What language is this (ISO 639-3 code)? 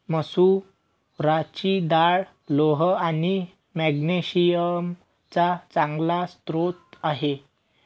mar